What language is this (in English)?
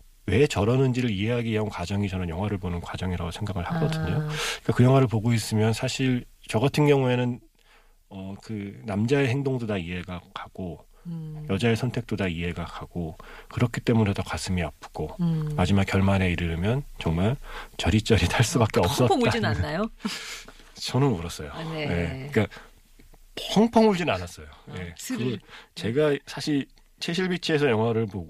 Korean